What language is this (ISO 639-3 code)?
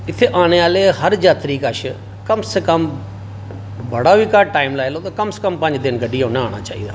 doi